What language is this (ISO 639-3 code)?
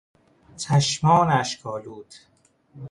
fas